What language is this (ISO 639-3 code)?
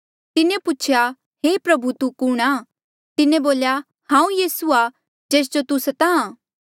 mjl